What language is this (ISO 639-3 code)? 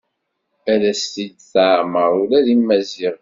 kab